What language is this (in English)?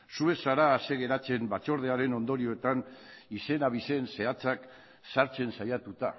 Basque